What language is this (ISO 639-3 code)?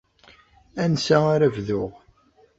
kab